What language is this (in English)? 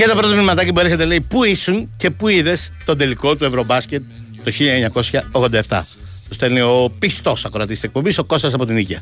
Greek